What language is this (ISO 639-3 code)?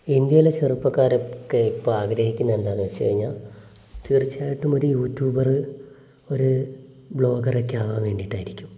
mal